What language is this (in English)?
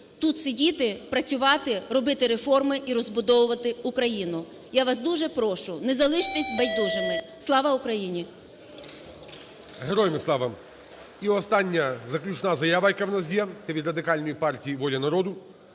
Ukrainian